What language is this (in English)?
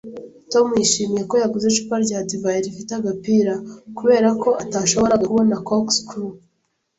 Kinyarwanda